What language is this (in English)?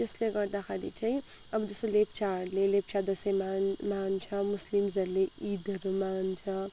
Nepali